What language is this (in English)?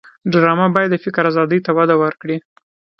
Pashto